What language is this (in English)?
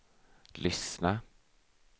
Swedish